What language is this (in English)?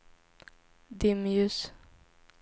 Swedish